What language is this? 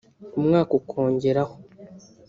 Kinyarwanda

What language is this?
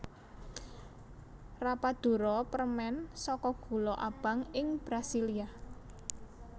Javanese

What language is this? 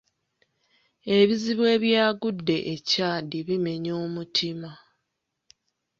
Ganda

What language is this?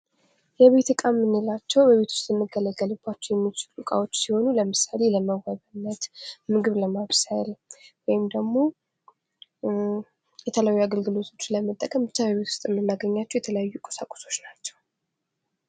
Amharic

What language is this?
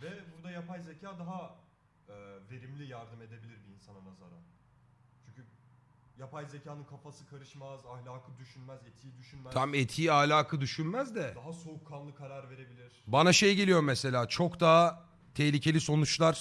Turkish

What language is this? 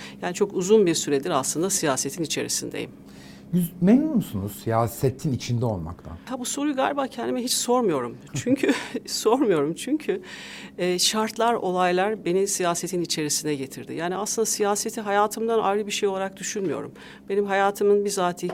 Turkish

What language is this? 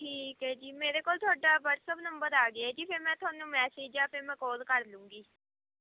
Punjabi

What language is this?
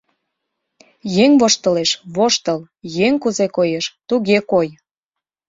Mari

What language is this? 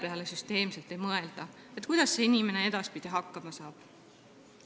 Estonian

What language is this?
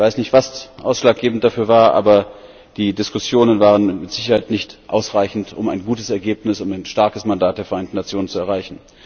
German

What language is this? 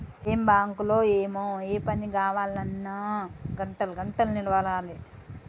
Telugu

